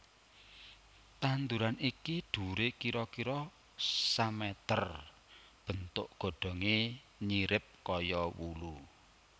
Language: Javanese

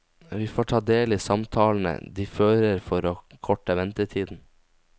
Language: Norwegian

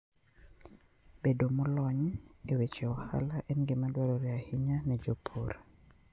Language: Luo (Kenya and Tanzania)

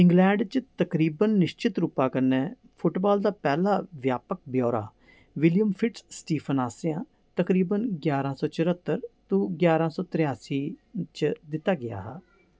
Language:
Dogri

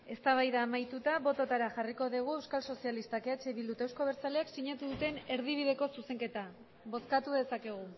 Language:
Basque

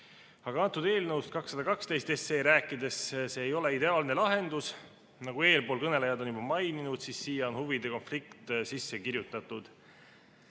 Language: Estonian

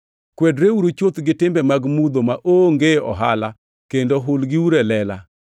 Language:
Luo (Kenya and Tanzania)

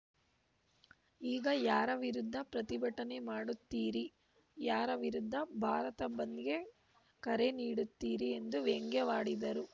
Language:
Kannada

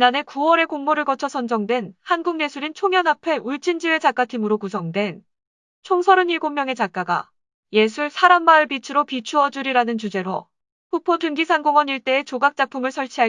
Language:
Korean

